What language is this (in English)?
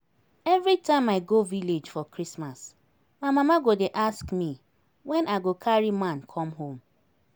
Nigerian Pidgin